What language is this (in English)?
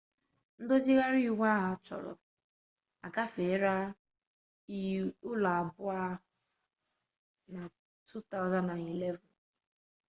Igbo